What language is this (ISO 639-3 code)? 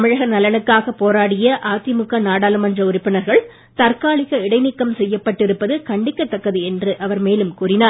tam